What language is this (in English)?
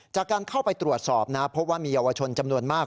Thai